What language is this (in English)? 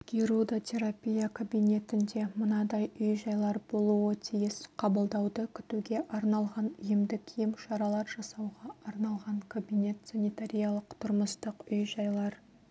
Kazakh